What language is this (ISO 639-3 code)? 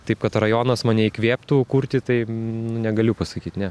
lit